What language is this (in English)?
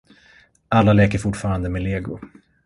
Swedish